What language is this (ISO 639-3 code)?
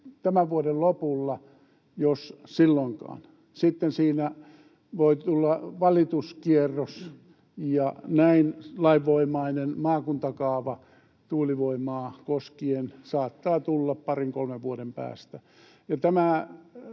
fin